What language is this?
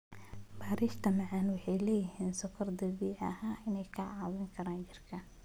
Somali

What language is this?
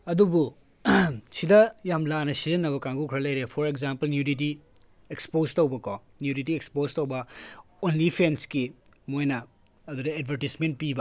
Manipuri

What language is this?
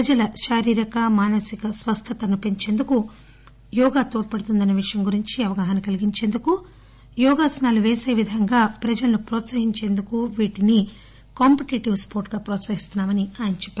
Telugu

